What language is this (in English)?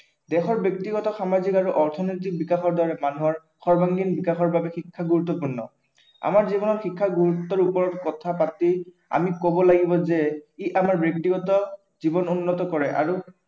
Assamese